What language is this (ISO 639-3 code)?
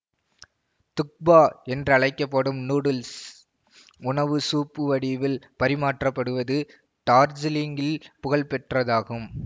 tam